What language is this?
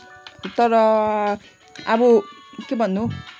Nepali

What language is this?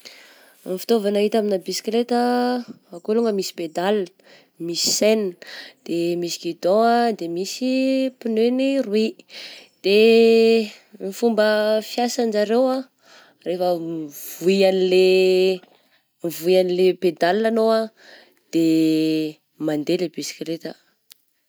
Southern Betsimisaraka Malagasy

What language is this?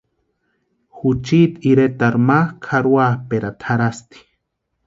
Western Highland Purepecha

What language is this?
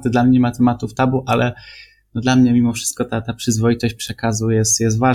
Polish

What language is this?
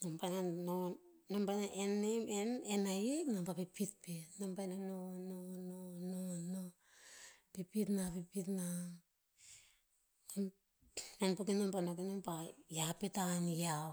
Tinputz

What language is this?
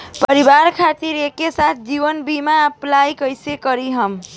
Bhojpuri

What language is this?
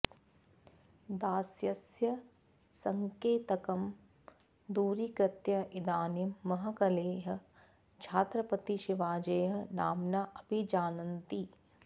Sanskrit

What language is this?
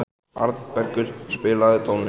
Icelandic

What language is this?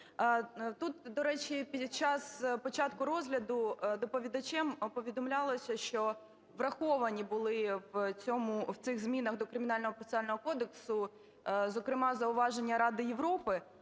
Ukrainian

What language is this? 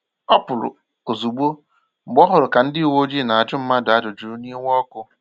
Igbo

